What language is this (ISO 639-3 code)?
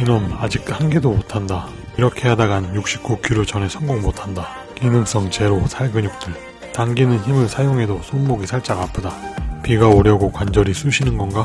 kor